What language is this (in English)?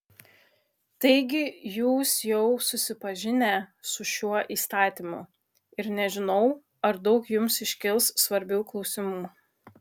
Lithuanian